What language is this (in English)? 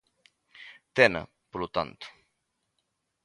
Galician